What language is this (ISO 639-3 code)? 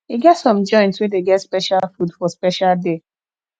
pcm